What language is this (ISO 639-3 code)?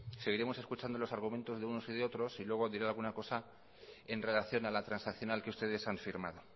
spa